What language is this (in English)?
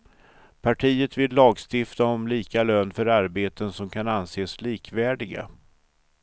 Swedish